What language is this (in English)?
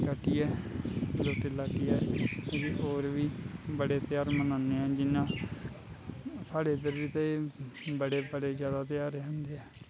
Dogri